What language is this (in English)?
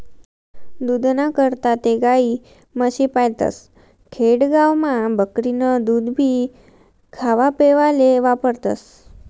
Marathi